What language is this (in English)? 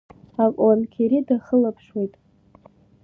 Abkhazian